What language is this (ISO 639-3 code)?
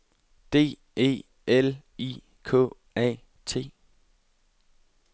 dan